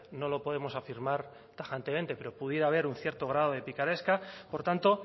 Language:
Spanish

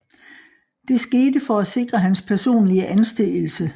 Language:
Danish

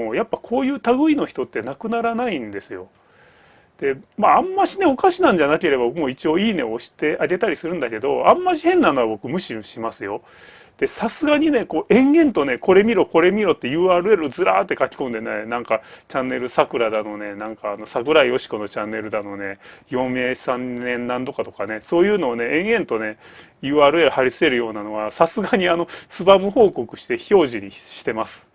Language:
Japanese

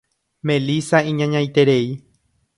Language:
Guarani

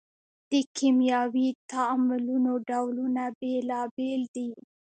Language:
Pashto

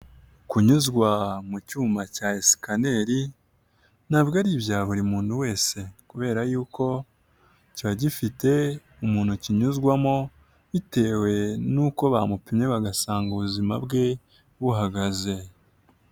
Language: Kinyarwanda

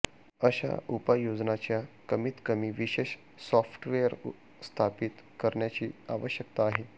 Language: Marathi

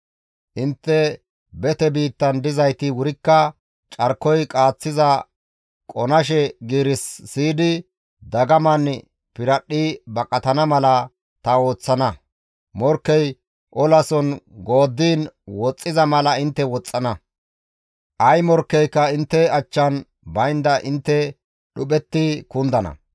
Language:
Gamo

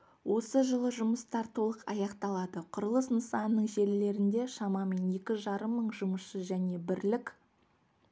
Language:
Kazakh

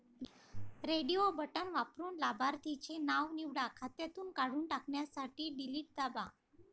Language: Marathi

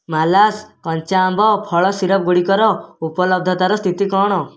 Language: Odia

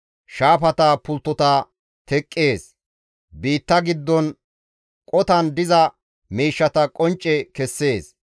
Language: Gamo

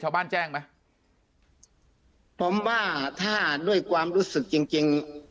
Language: Thai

